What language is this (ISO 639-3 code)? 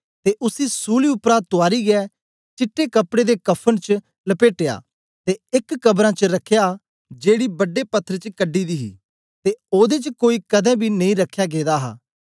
doi